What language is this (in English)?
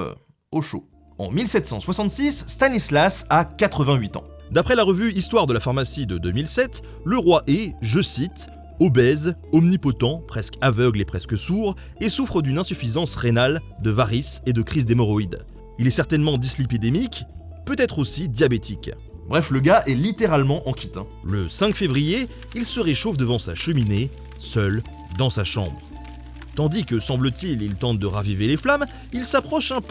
French